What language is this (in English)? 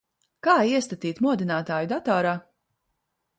Latvian